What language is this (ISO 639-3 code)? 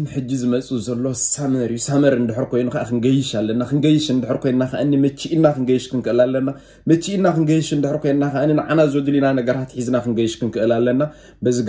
ara